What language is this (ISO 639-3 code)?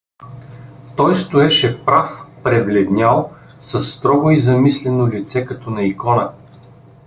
bul